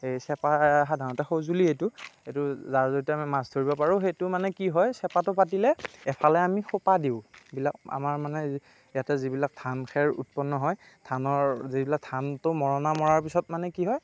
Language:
Assamese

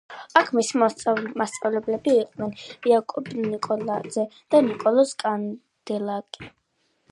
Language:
Georgian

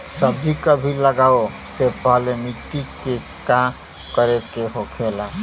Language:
Bhojpuri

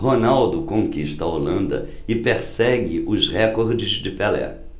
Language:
Portuguese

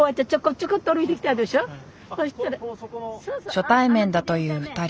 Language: Japanese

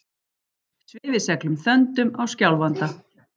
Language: Icelandic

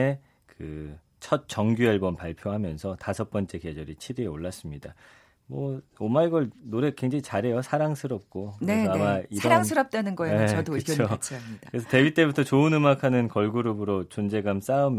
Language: Korean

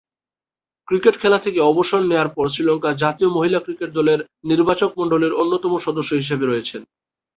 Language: Bangla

